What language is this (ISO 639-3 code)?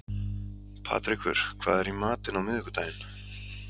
isl